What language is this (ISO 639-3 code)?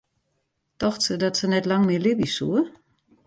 fry